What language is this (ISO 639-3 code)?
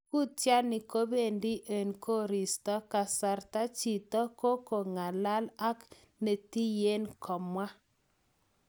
kln